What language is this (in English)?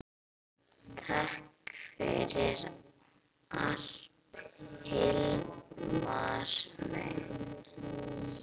Icelandic